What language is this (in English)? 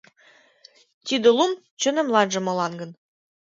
Mari